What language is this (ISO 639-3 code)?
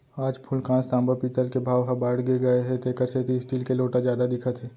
hne